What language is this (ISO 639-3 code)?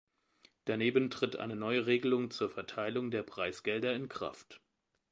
deu